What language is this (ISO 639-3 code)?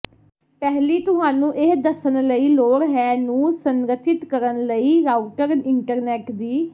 pan